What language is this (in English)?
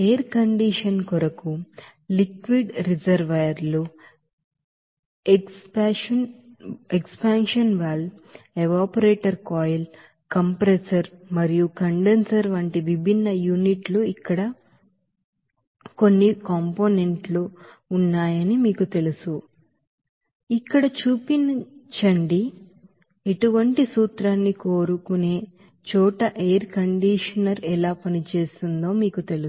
Telugu